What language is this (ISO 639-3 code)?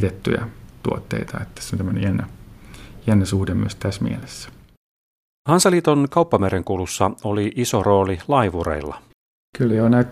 fin